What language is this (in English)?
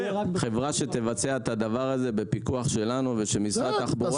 Hebrew